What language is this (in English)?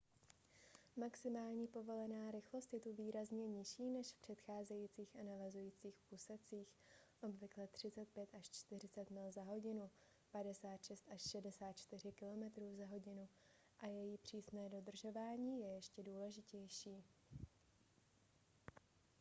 Czech